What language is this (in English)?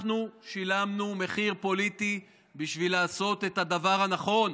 Hebrew